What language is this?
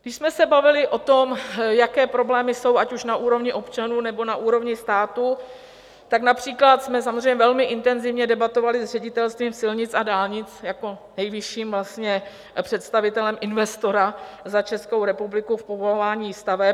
Czech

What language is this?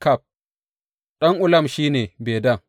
Hausa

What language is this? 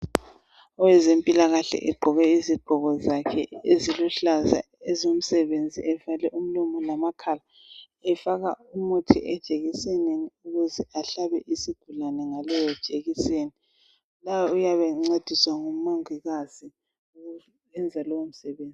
North Ndebele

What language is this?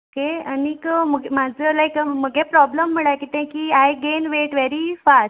Konkani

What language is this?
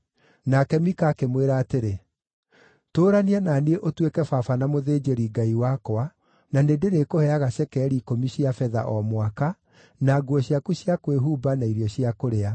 Kikuyu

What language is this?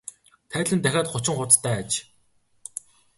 Mongolian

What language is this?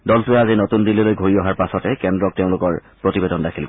Assamese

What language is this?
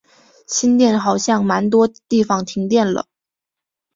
Chinese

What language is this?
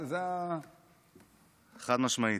Hebrew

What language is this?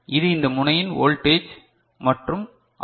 Tamil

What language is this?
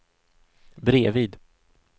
Swedish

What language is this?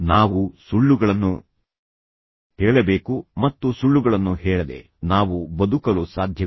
Kannada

